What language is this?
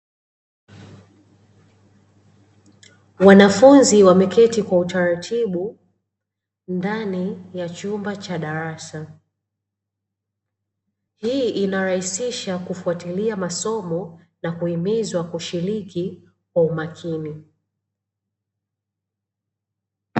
Swahili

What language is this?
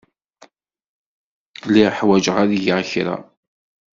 Kabyle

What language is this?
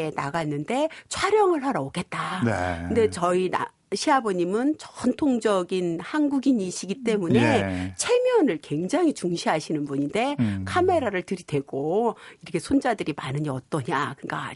Korean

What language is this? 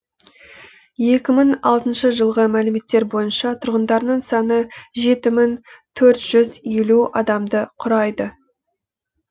Kazakh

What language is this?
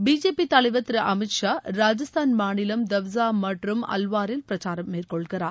Tamil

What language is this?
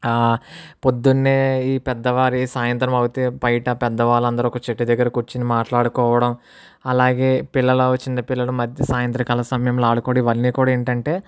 Telugu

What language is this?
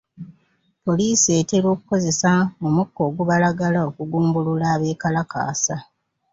Ganda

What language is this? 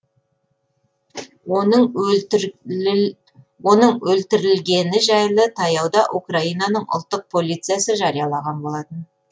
Kazakh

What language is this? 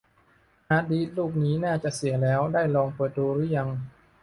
Thai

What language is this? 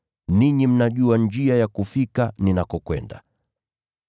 Swahili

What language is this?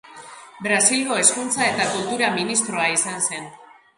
Basque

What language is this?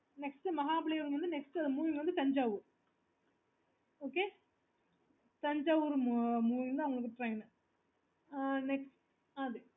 Tamil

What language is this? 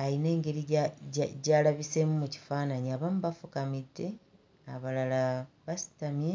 Ganda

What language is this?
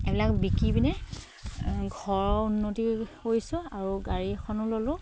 Assamese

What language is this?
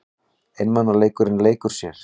Icelandic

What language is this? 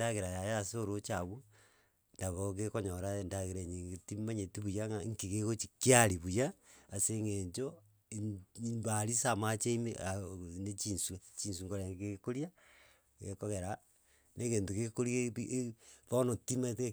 Gusii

